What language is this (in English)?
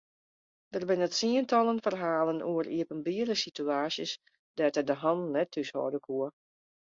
Western Frisian